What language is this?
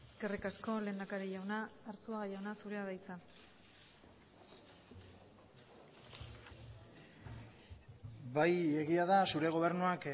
Basque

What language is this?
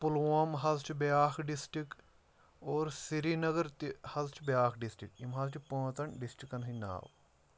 Kashmiri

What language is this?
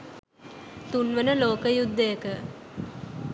Sinhala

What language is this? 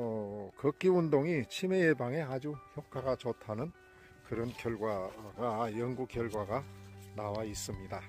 Korean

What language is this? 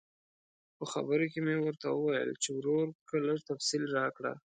Pashto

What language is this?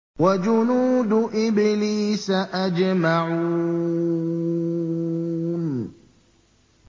Arabic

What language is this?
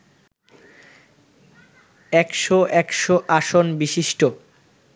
Bangla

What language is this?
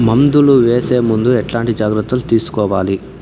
Telugu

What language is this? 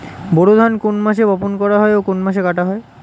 Bangla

